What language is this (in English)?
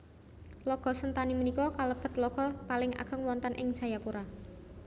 Javanese